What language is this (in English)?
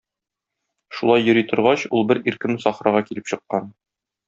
Tatar